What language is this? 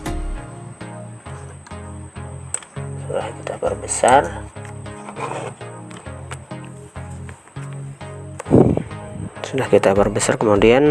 Indonesian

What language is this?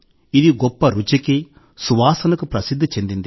Telugu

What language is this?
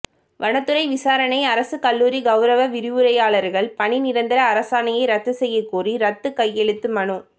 Tamil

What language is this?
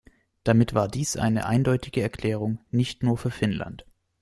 German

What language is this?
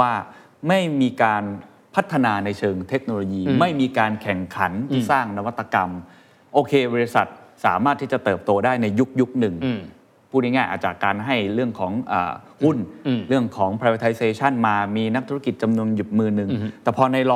Thai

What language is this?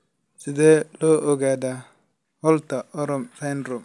Somali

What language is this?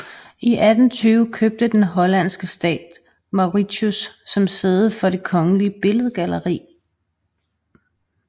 Danish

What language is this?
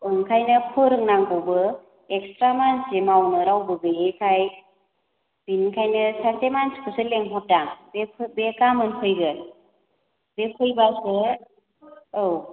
Bodo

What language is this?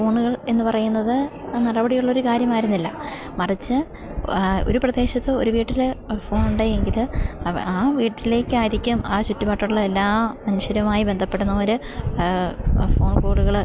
Malayalam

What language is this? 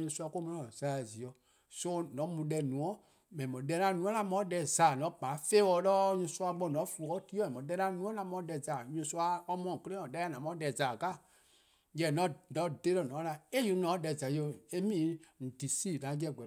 Eastern Krahn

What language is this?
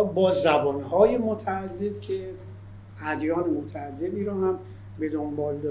Persian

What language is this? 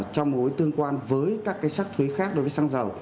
Vietnamese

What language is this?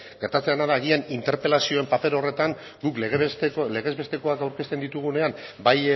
Basque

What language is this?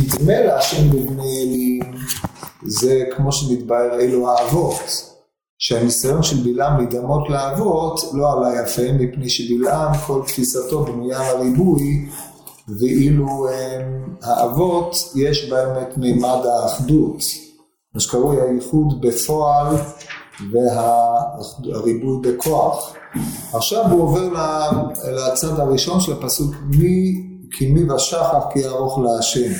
Hebrew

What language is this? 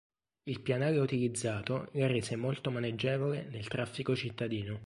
Italian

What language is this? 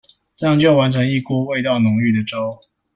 Chinese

